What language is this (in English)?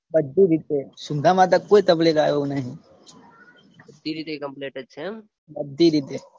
Gujarati